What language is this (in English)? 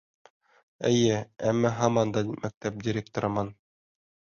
Bashkir